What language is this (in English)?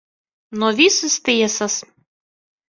Latvian